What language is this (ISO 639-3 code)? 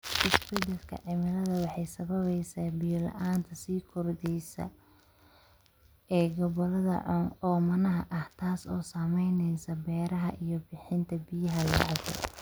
som